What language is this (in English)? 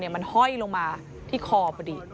Thai